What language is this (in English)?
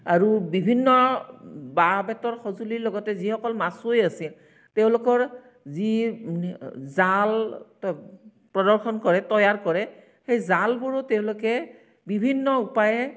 Assamese